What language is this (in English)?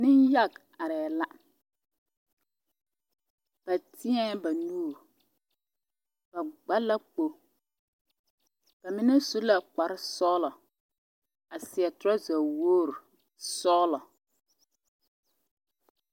Southern Dagaare